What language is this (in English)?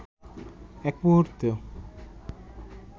Bangla